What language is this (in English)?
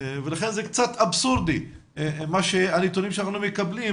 Hebrew